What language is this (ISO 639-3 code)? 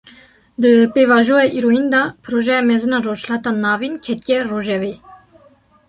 kur